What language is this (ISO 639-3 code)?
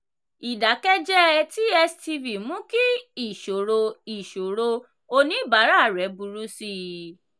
yor